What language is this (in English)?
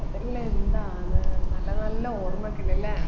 Malayalam